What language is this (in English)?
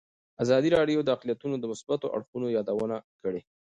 Pashto